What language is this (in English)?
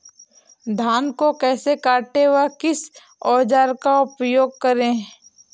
Hindi